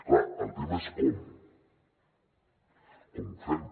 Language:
Catalan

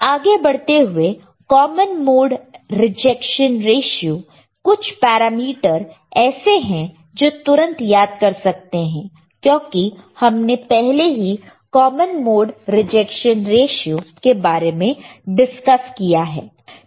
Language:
Hindi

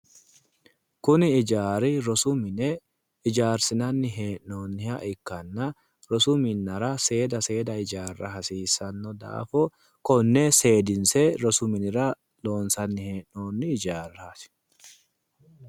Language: Sidamo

